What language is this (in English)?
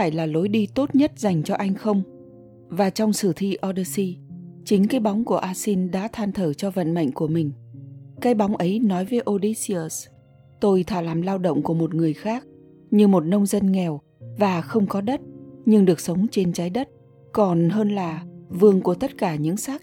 Vietnamese